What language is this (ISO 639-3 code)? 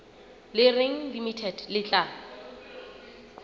sot